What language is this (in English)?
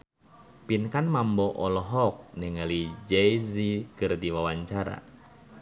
Sundanese